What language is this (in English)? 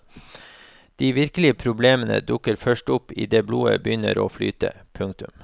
Norwegian